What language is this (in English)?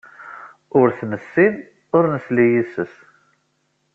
Kabyle